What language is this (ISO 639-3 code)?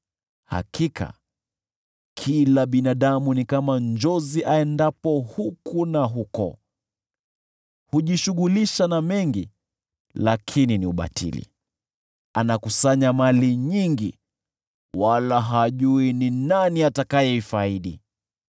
swa